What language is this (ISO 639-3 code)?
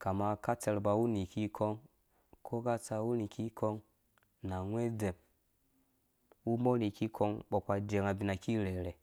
ldb